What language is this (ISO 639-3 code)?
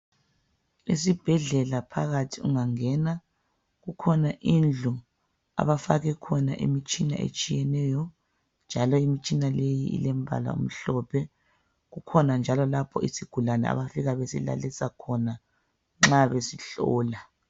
nde